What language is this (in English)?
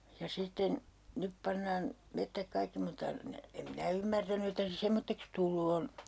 Finnish